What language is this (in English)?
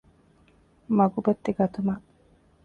Divehi